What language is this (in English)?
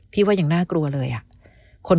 Thai